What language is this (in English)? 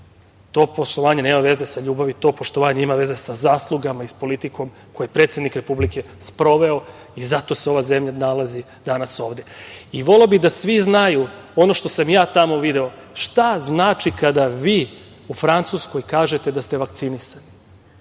Serbian